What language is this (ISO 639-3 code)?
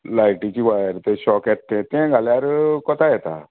kok